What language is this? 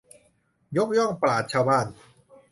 Thai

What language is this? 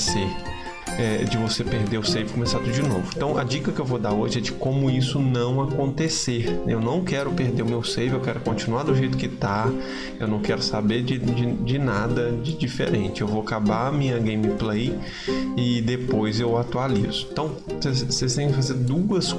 Portuguese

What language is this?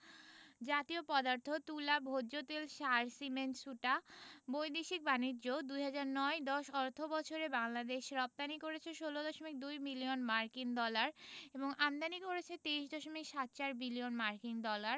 Bangla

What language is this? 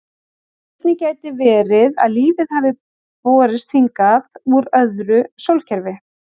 Icelandic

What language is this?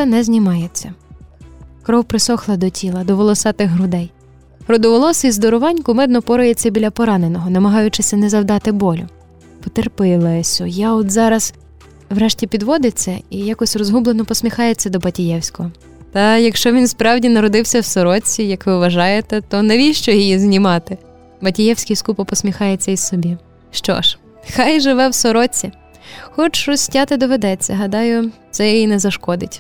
Ukrainian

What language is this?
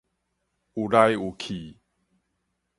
Min Nan Chinese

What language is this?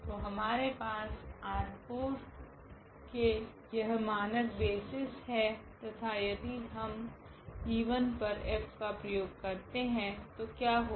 Hindi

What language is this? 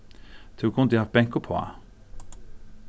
Faroese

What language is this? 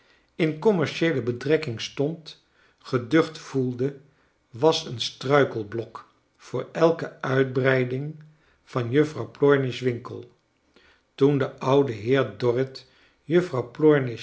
Dutch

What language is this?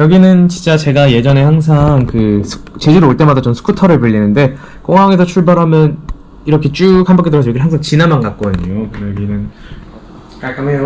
Korean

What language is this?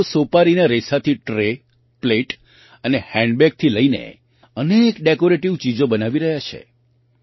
Gujarati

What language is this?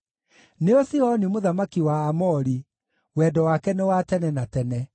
Kikuyu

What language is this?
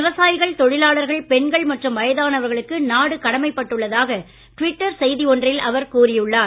Tamil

